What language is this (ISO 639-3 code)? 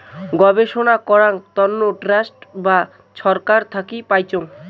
ben